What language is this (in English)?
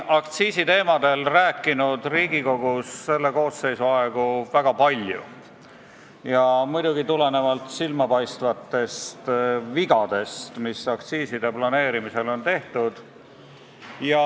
Estonian